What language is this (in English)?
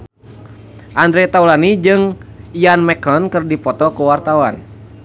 Sundanese